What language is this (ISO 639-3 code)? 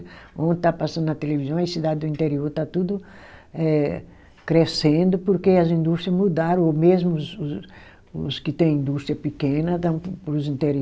por